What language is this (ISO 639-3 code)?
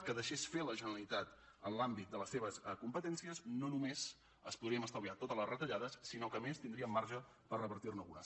cat